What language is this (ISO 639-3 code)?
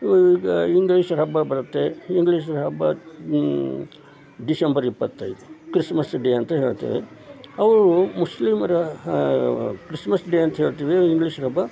kan